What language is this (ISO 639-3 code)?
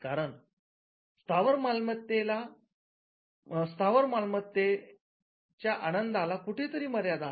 mar